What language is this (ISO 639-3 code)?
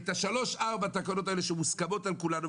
heb